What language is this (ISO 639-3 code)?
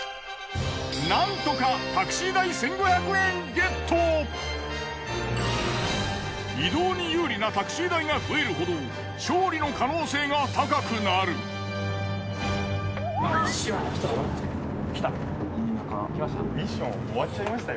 jpn